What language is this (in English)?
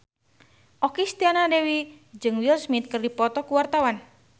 Sundanese